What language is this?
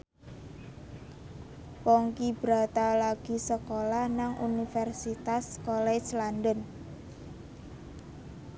Javanese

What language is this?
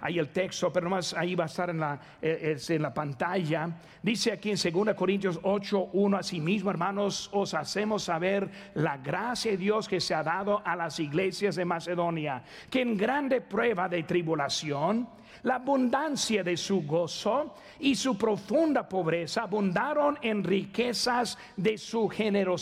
Spanish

